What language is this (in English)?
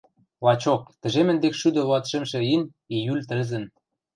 Western Mari